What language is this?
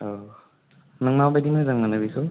Bodo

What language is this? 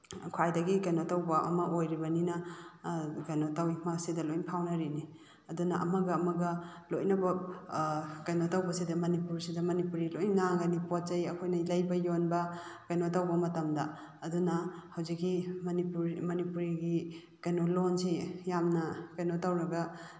Manipuri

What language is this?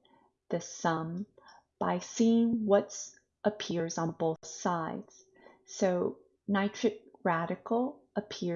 English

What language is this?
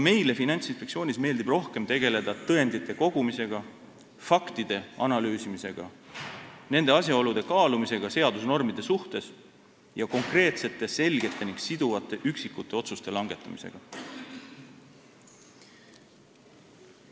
Estonian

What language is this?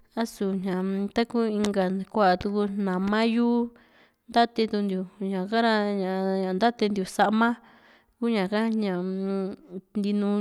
Juxtlahuaca Mixtec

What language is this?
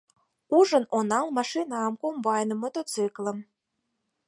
Mari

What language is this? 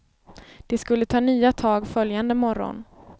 Swedish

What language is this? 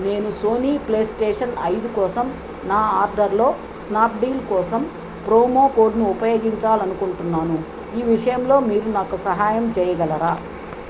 Telugu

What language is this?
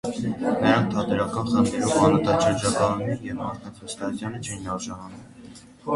Armenian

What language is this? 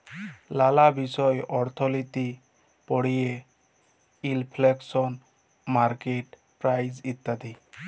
Bangla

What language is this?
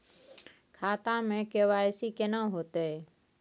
Maithili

